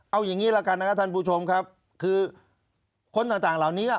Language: Thai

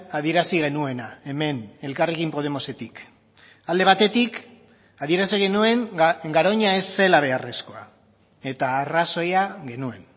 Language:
Basque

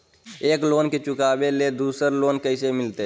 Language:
Magahi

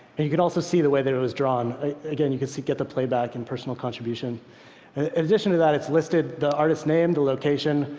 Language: English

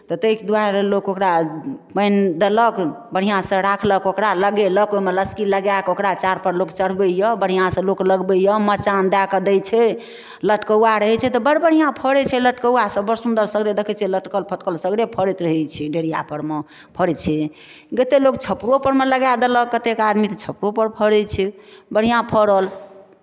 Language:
Maithili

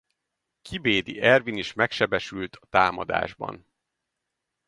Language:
Hungarian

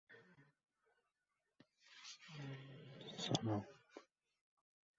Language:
Uzbek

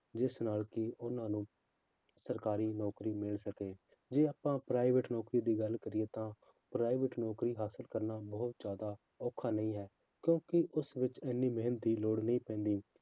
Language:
Punjabi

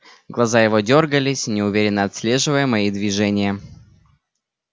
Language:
Russian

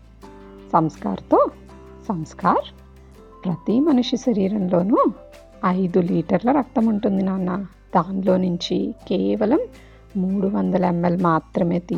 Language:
Telugu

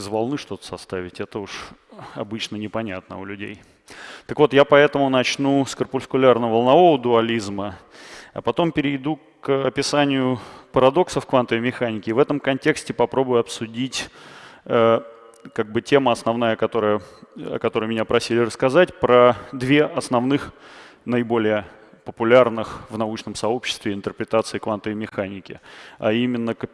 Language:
Russian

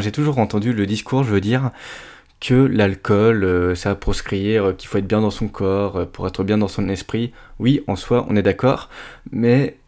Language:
French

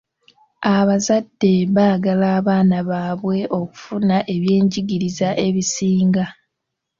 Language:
Ganda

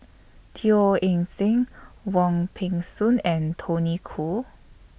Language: English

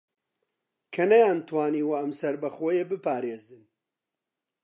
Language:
Central Kurdish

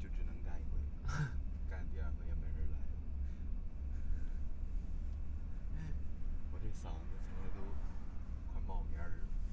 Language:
Chinese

